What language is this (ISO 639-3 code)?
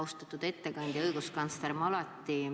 est